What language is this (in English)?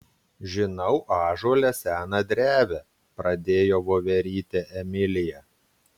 Lithuanian